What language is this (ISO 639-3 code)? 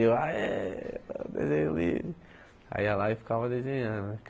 por